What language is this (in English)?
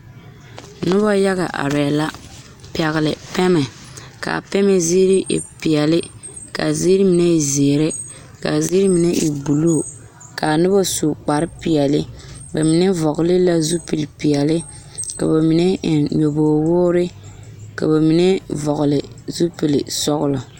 Southern Dagaare